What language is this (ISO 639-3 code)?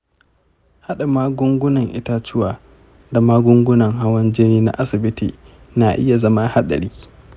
hau